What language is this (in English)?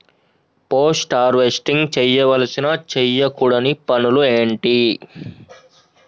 Telugu